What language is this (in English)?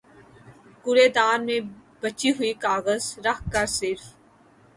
Urdu